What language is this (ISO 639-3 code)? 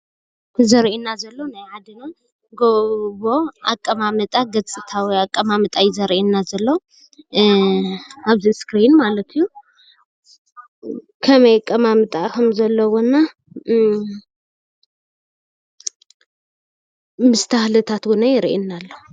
tir